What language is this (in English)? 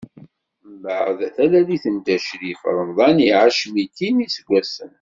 Kabyle